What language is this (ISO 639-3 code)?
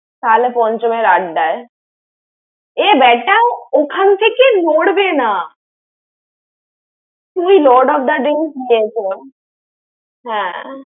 ben